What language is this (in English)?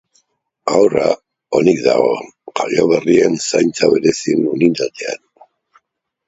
Basque